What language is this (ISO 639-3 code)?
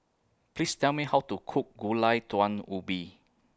eng